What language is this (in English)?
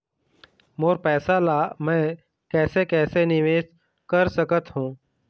Chhattisgarhi